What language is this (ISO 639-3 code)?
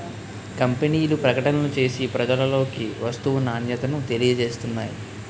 tel